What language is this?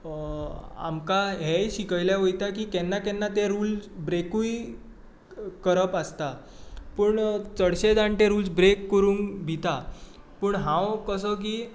Konkani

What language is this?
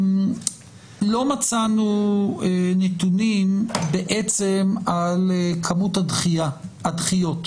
Hebrew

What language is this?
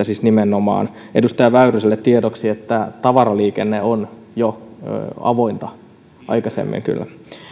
Finnish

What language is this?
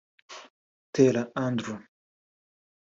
Kinyarwanda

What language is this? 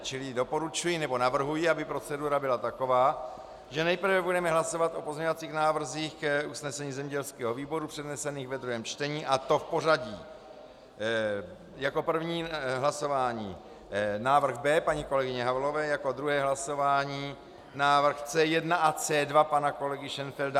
Czech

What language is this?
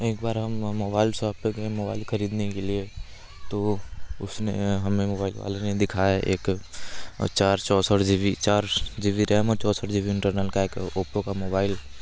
Hindi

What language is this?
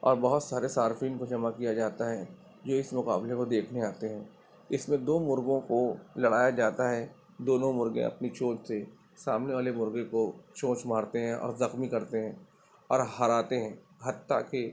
Urdu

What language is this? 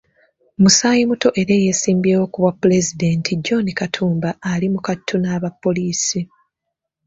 Ganda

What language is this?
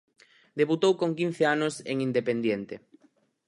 Galician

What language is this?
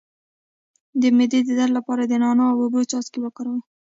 Pashto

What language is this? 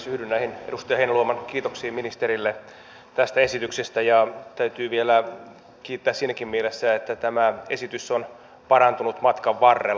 Finnish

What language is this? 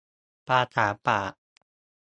Thai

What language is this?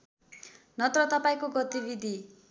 Nepali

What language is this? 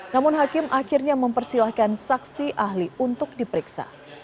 Indonesian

